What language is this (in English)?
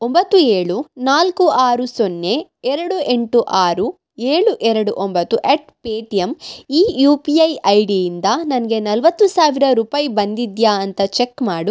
Kannada